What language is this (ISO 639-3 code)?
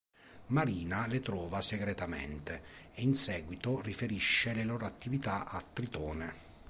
ita